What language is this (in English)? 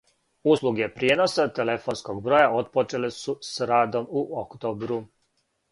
Serbian